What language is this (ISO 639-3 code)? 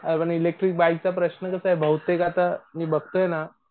mar